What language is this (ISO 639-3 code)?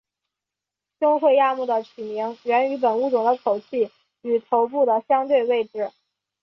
zho